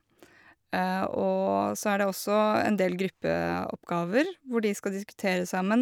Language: Norwegian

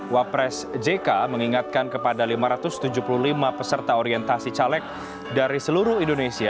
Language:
Indonesian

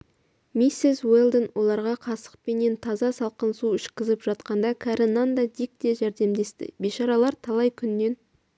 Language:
Kazakh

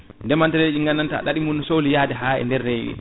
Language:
Fula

